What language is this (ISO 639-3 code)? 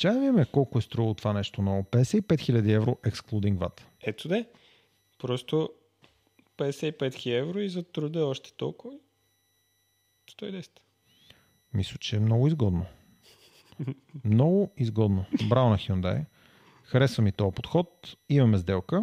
bul